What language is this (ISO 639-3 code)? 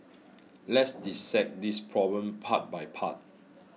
eng